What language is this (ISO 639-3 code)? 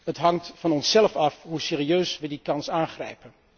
nld